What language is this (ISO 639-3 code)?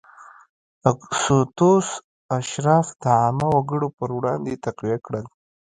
pus